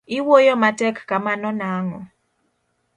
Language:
Luo (Kenya and Tanzania)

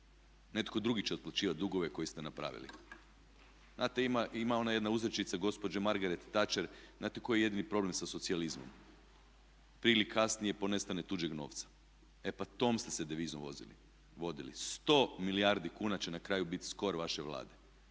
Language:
Croatian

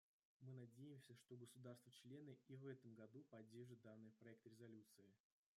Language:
Russian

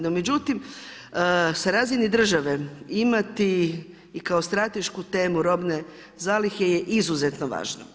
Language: Croatian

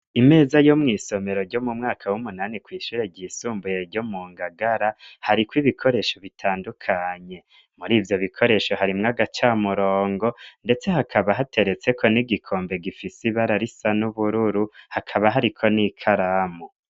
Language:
Rundi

